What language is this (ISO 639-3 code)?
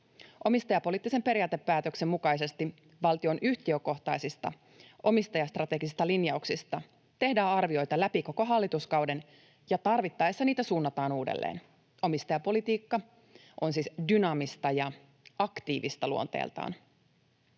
fin